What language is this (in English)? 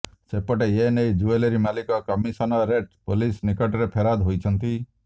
Odia